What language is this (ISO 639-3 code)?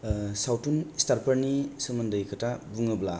brx